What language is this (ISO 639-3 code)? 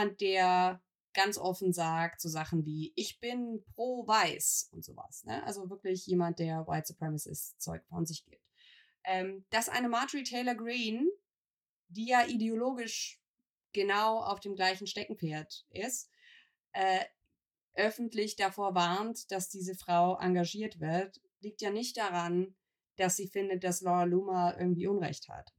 deu